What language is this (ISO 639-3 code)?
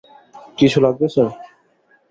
ben